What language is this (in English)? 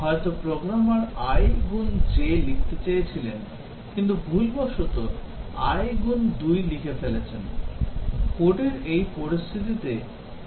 Bangla